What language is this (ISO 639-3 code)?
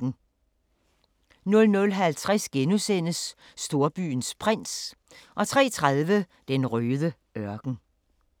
dan